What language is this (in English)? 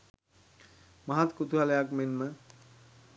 Sinhala